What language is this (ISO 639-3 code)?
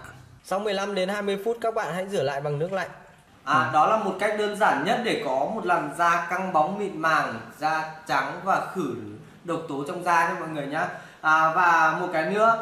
vie